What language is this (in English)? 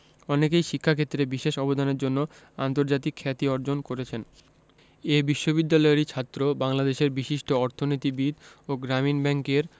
Bangla